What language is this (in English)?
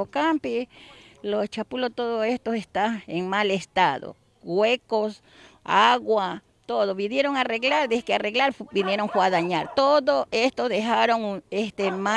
Spanish